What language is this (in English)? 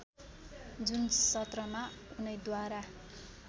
Nepali